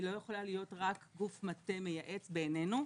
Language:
Hebrew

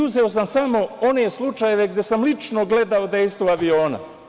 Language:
Serbian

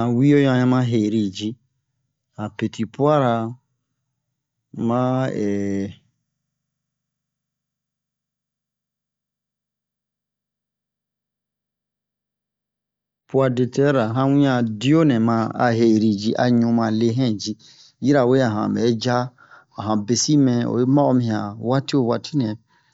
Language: Bomu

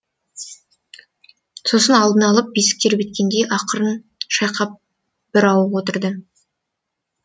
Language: Kazakh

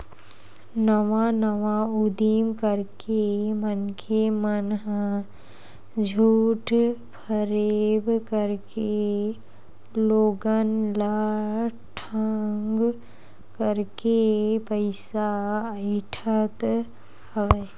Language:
Chhattisgarhi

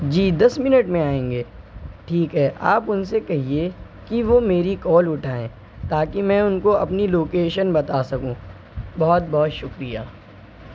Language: Urdu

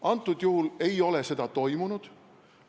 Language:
Estonian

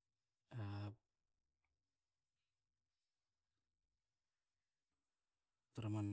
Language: Hakö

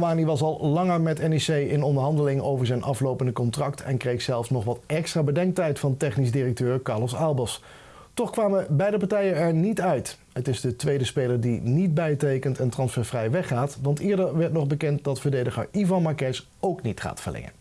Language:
Dutch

